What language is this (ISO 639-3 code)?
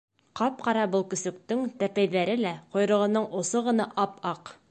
bak